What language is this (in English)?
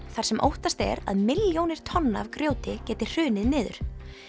Icelandic